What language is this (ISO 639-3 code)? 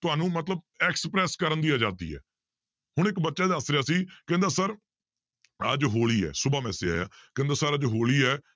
pan